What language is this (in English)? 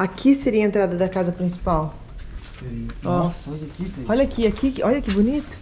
Portuguese